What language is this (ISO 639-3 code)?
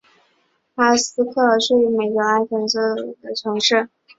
zho